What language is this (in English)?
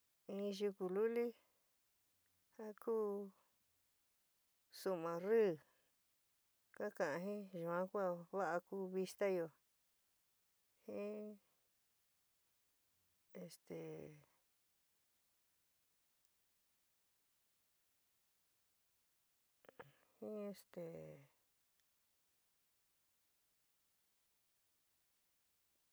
San Miguel El Grande Mixtec